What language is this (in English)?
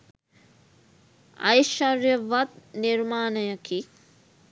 Sinhala